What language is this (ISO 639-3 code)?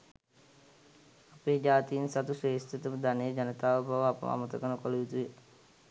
sin